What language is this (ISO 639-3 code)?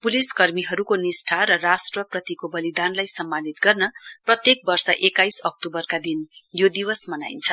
nep